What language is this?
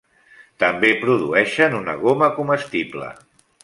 Catalan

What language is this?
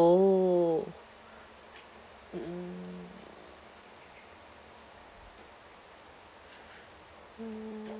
English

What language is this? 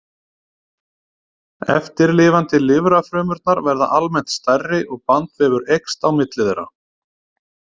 Icelandic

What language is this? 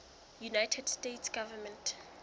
Southern Sotho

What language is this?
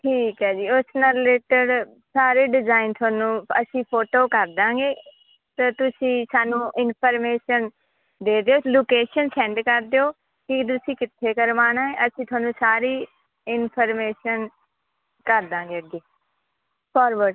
Punjabi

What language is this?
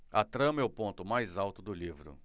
Portuguese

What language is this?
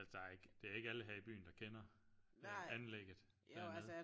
Danish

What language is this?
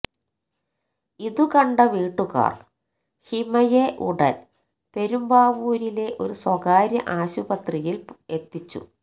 Malayalam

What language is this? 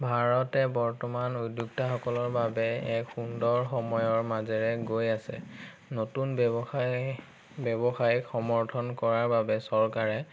Assamese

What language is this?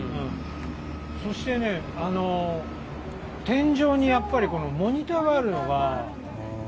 Japanese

